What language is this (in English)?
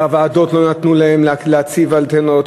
Hebrew